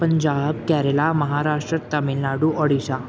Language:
Punjabi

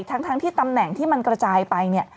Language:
Thai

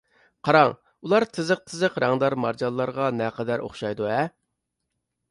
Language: Uyghur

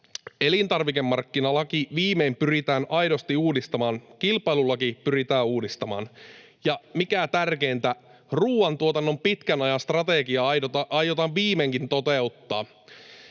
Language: Finnish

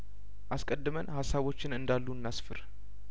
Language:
Amharic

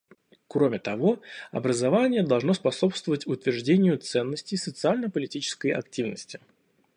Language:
Russian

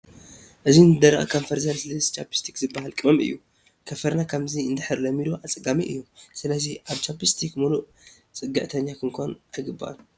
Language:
Tigrinya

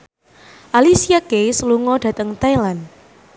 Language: Javanese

